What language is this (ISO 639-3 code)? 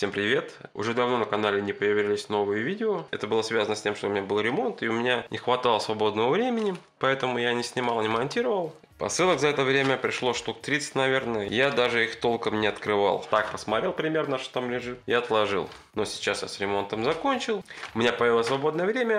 rus